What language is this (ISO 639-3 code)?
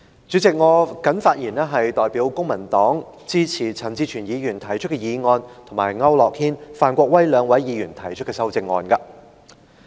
yue